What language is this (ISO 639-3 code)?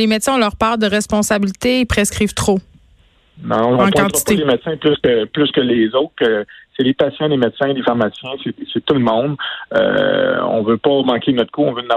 fra